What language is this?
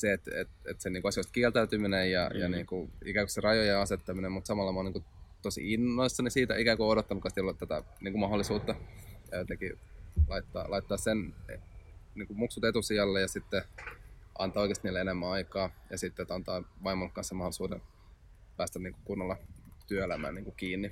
Finnish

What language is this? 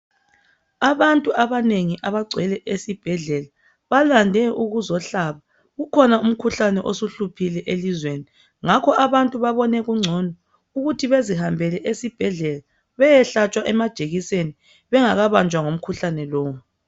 North Ndebele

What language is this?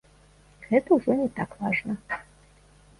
Belarusian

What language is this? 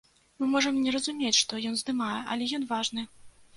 Belarusian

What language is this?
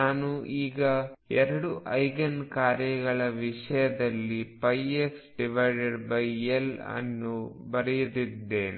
Kannada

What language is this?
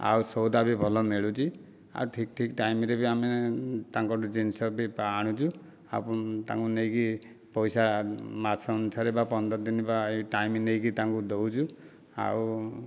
Odia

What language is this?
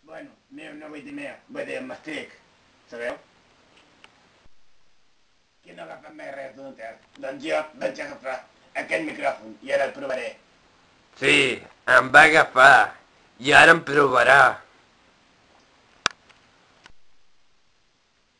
Dutch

